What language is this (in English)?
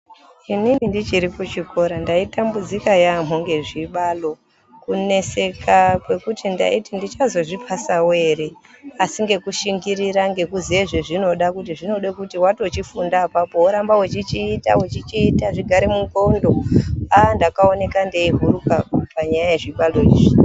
Ndau